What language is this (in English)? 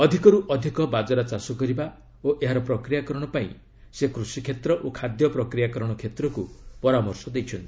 Odia